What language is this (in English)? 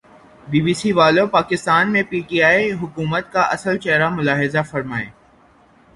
Urdu